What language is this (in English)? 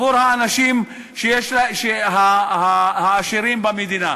Hebrew